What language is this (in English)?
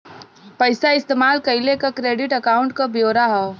Bhojpuri